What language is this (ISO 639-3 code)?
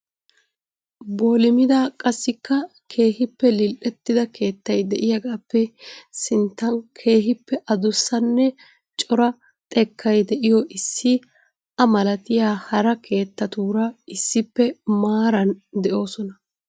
wal